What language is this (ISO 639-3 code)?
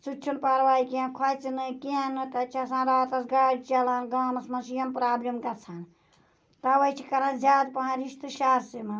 kas